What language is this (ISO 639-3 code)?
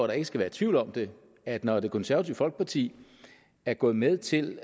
dan